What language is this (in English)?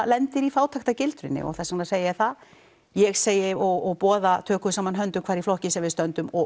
Icelandic